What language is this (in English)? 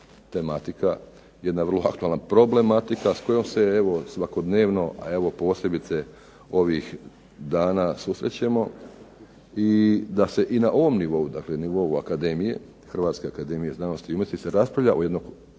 Croatian